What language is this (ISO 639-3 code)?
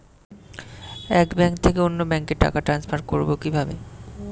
ben